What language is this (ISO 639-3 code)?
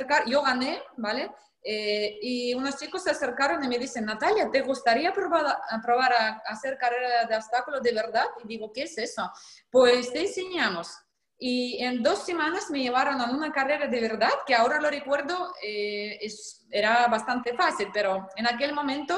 spa